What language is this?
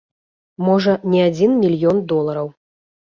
Belarusian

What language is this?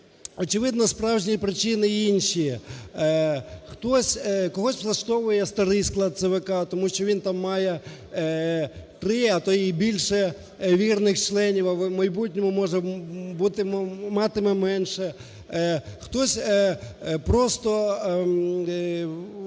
Ukrainian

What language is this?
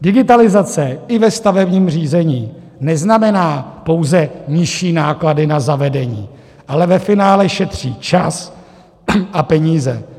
Czech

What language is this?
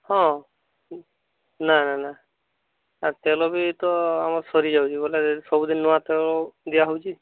Odia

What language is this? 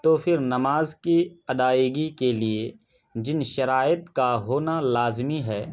Urdu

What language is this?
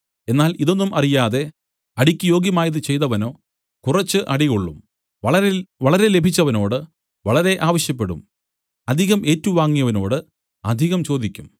Malayalam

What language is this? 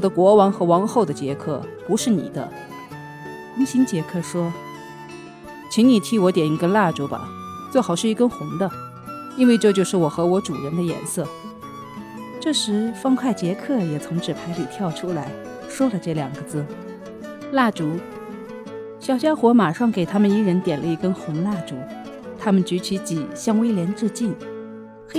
Chinese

